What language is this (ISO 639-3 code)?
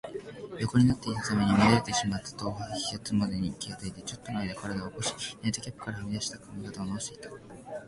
jpn